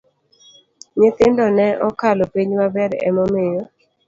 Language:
Luo (Kenya and Tanzania)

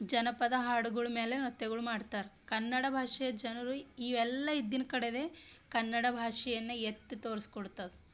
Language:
Kannada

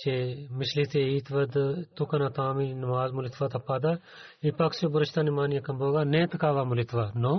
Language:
Bulgarian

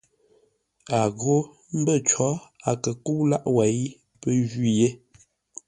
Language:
Ngombale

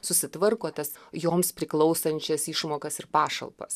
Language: Lithuanian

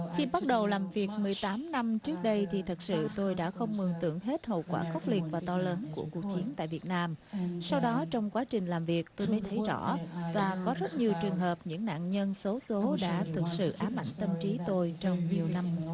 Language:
Vietnamese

